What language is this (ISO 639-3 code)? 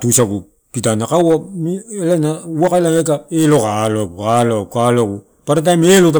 ttu